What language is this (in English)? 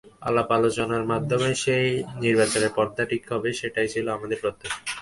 Bangla